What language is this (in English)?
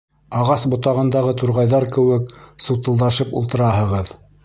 Bashkir